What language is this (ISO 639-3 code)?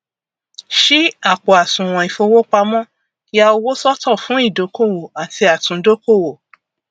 yor